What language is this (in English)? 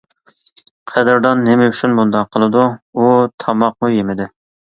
Uyghur